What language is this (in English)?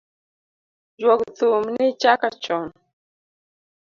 Luo (Kenya and Tanzania)